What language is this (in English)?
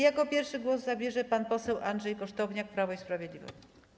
Polish